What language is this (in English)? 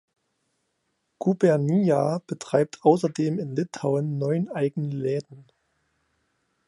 German